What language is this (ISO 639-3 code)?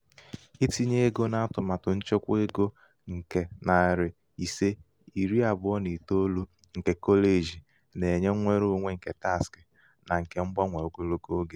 ibo